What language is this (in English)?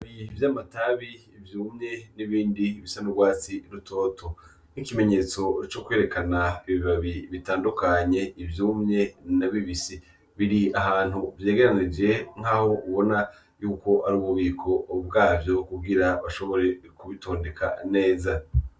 Rundi